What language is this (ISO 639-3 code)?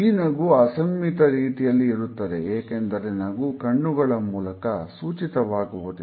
kan